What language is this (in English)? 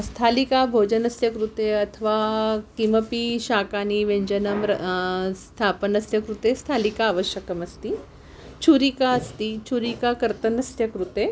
Sanskrit